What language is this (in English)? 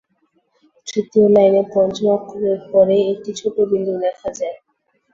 Bangla